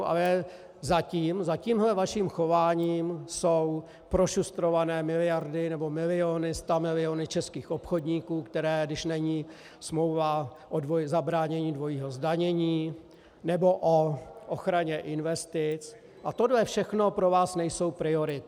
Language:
Czech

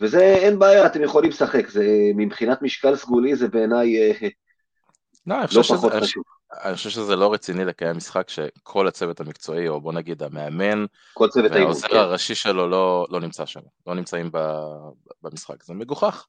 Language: Hebrew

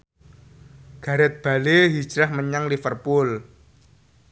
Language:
Javanese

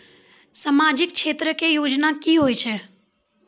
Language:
Maithili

